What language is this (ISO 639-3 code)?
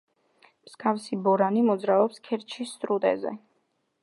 kat